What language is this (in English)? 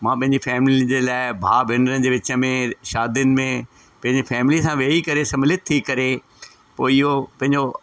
Sindhi